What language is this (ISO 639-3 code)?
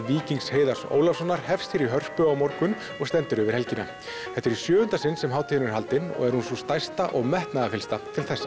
isl